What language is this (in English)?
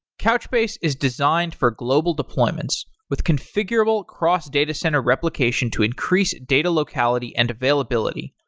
English